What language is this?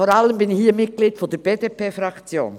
Swiss German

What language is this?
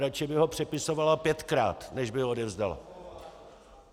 Czech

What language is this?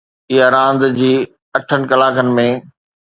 Sindhi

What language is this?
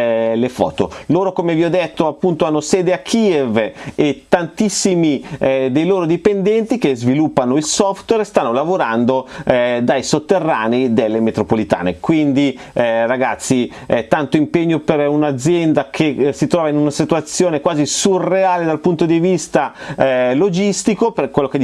Italian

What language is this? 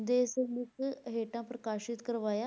Punjabi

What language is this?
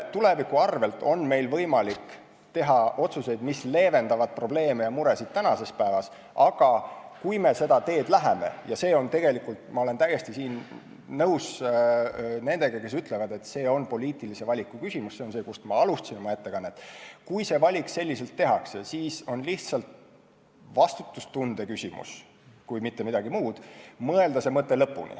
Estonian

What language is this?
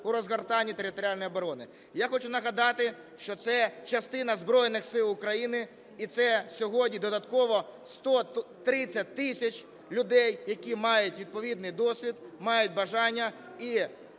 Ukrainian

